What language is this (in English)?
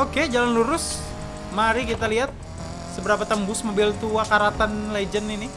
Indonesian